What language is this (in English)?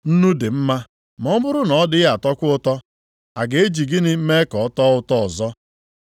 Igbo